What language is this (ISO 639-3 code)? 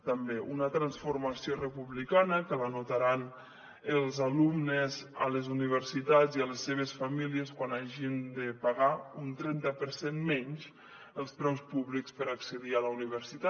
cat